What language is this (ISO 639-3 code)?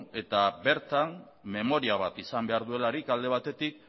eus